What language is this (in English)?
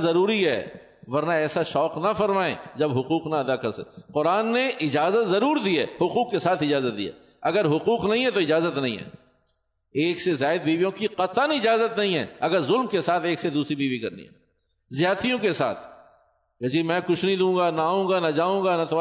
Urdu